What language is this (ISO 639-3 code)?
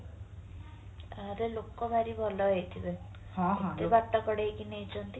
ori